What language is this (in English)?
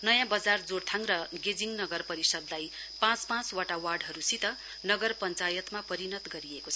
Nepali